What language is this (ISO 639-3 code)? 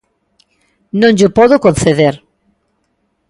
glg